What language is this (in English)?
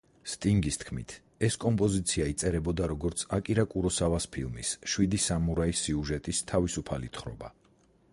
Georgian